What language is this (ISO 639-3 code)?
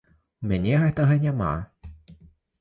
bel